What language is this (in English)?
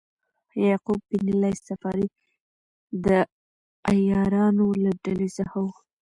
Pashto